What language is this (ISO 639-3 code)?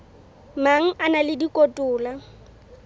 sot